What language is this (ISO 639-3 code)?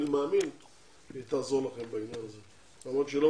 heb